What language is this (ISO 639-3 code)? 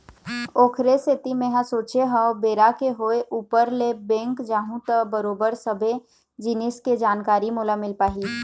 hne